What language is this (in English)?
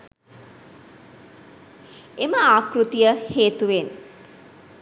Sinhala